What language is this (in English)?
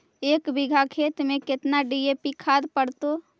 Magahi